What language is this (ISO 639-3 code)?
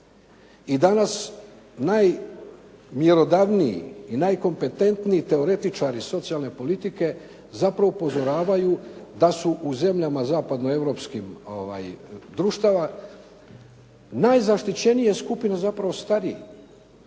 hrv